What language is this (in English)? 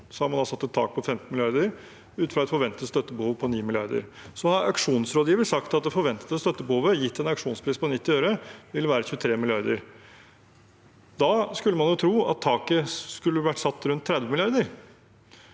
Norwegian